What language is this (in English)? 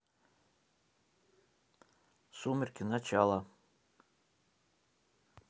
Russian